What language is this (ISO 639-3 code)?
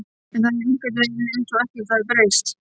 isl